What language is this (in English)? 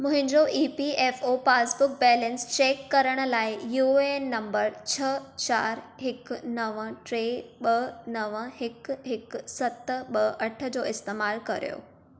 Sindhi